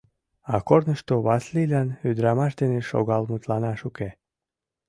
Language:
Mari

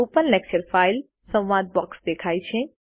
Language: Gujarati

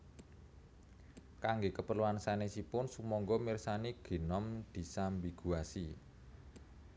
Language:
Javanese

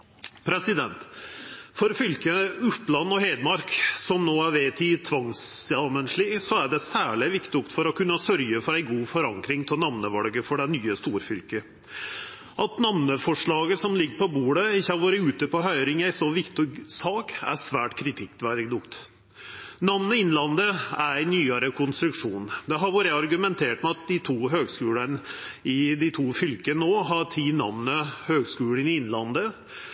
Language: Norwegian Nynorsk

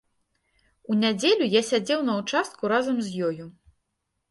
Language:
Belarusian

